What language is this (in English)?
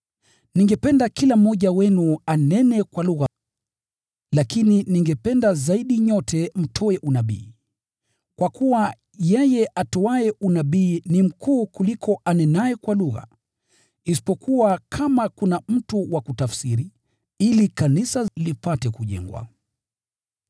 Swahili